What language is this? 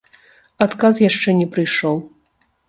Belarusian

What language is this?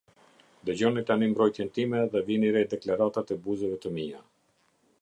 Albanian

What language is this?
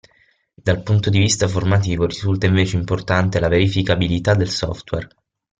Italian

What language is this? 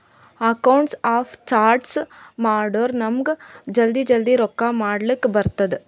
Kannada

